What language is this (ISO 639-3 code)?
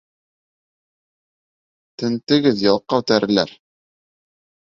bak